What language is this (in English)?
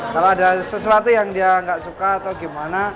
Indonesian